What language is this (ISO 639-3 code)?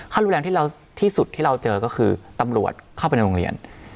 tha